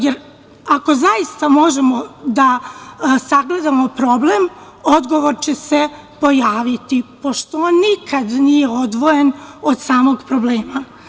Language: Serbian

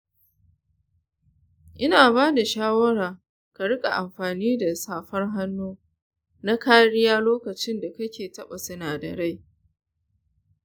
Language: Hausa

